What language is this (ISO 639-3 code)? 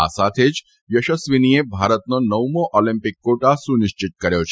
guj